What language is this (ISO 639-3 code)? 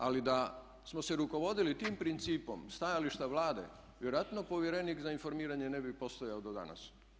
hrv